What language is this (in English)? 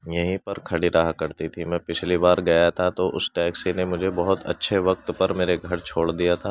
Urdu